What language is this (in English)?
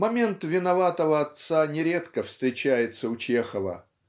Russian